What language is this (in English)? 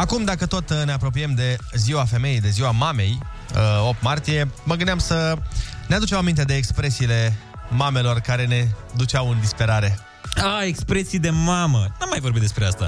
Romanian